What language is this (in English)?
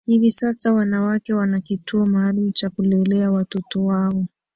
Swahili